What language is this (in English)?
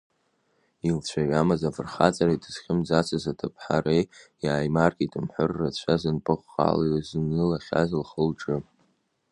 Abkhazian